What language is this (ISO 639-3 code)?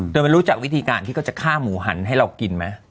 tha